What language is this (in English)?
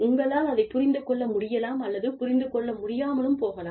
Tamil